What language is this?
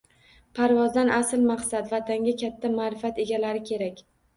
Uzbek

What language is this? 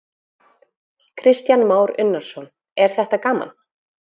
Icelandic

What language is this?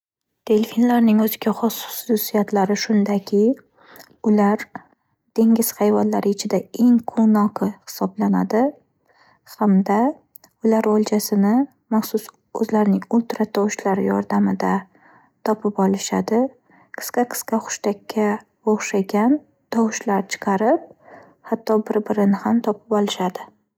Uzbek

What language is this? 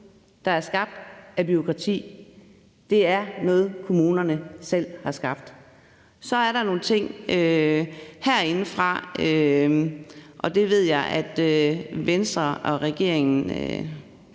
Danish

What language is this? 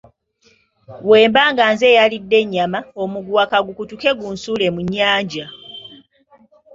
Ganda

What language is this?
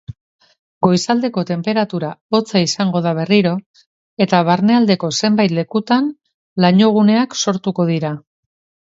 Basque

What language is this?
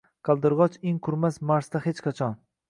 Uzbek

